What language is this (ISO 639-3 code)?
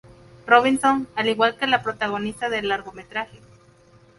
spa